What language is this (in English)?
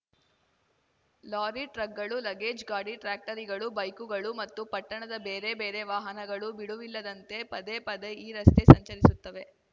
Kannada